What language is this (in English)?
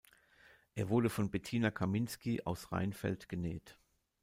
German